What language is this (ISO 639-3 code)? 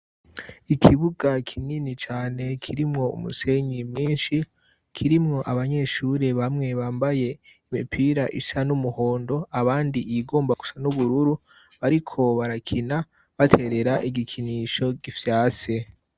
run